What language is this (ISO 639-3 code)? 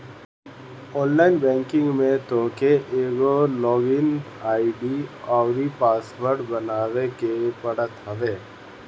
bho